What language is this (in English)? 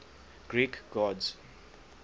English